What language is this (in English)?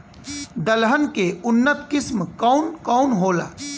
Bhojpuri